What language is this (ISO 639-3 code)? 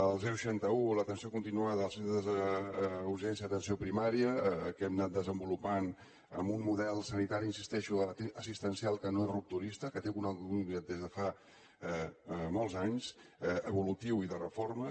cat